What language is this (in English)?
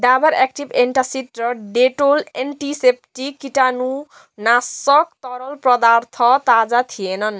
Nepali